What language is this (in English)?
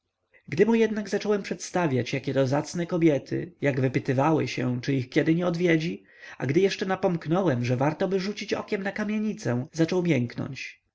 Polish